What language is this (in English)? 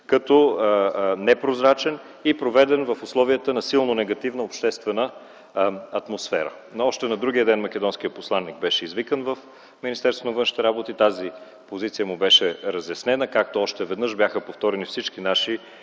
Bulgarian